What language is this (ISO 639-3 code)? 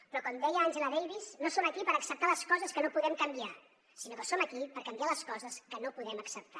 cat